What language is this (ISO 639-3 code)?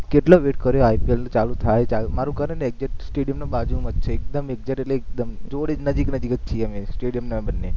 guj